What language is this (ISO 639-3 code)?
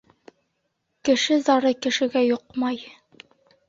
bak